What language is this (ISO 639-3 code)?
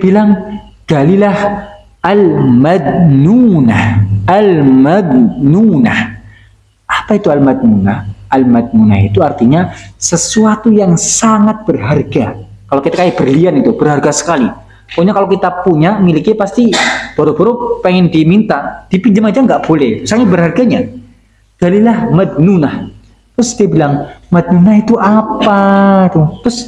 ind